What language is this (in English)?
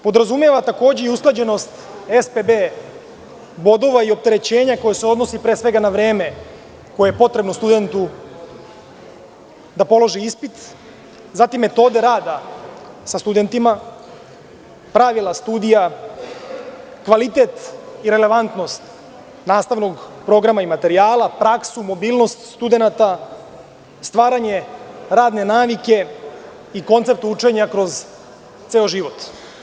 Serbian